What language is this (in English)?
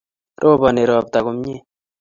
Kalenjin